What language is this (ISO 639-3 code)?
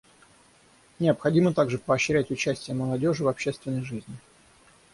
rus